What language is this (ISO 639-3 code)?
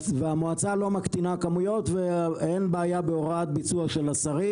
heb